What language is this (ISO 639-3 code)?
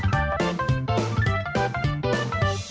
tha